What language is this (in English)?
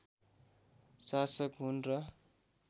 Nepali